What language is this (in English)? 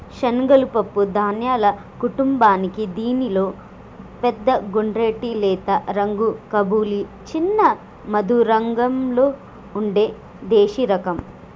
Telugu